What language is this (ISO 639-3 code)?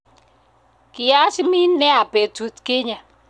kln